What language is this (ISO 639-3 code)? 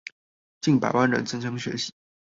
zho